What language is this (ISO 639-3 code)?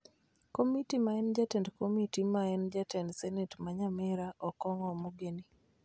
luo